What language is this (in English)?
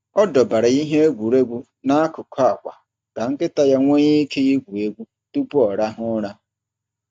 Igbo